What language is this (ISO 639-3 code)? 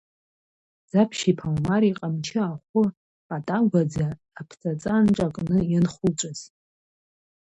abk